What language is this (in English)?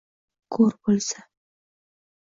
Uzbek